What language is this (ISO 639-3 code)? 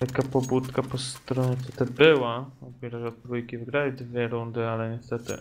pol